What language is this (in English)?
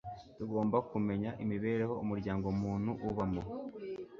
Kinyarwanda